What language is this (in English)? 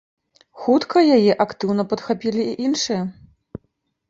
Belarusian